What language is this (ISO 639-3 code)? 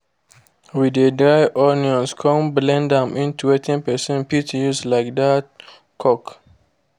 pcm